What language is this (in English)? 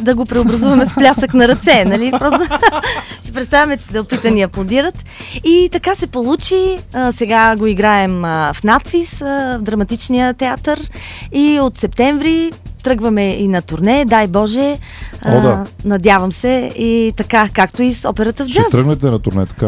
Bulgarian